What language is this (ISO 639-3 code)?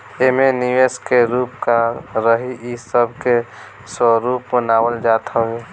bho